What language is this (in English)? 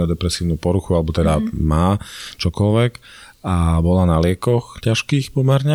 Slovak